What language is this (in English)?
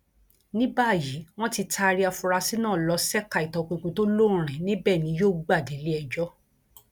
Yoruba